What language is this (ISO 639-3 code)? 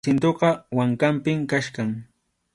qxu